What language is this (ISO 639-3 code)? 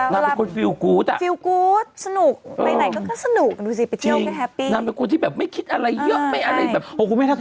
tha